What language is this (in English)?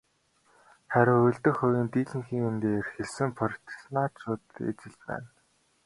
Mongolian